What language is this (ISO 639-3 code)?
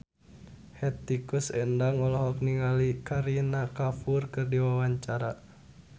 sun